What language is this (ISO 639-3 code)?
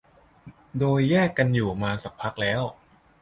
tha